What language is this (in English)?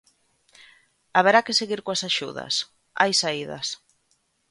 Galician